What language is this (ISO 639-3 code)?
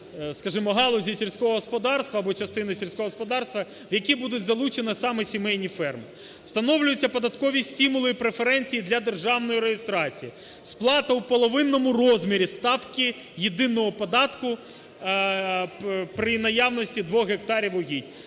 ukr